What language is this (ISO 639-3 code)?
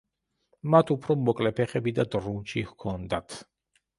kat